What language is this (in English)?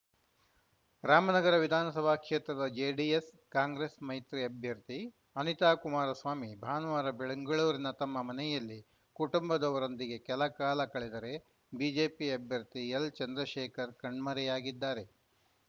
Kannada